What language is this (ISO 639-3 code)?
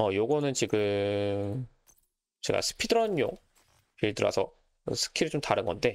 kor